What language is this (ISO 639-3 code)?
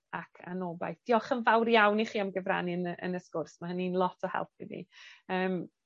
cym